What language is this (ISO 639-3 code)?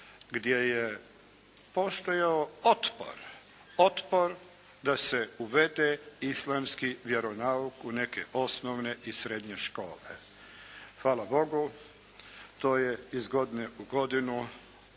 hrv